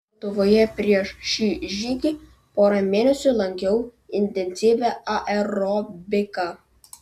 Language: Lithuanian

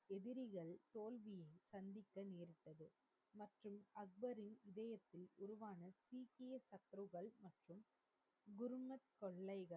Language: Tamil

